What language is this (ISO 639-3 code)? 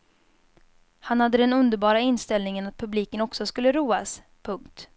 swe